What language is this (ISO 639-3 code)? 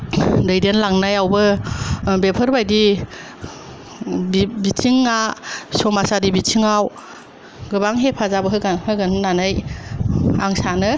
brx